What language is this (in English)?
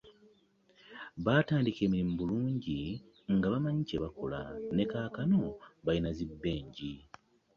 Ganda